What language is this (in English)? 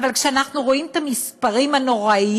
Hebrew